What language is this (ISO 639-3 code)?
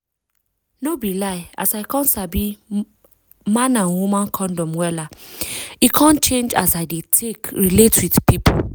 pcm